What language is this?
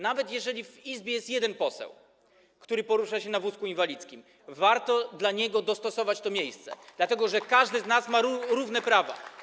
Polish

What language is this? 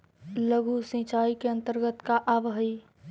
Magahi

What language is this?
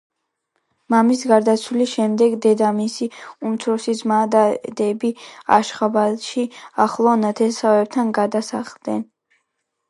Georgian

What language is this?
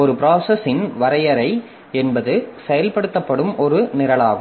Tamil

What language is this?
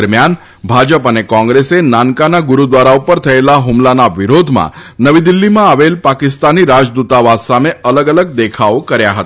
Gujarati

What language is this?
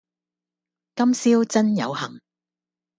Cantonese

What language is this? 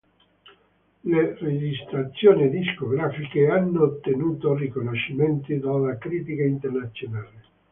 Italian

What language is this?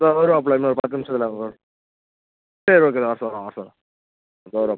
Tamil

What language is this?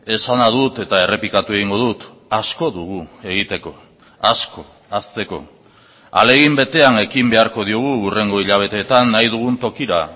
Basque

